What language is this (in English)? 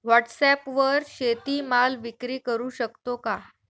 Marathi